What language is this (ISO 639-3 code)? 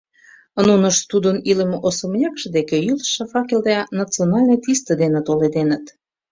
chm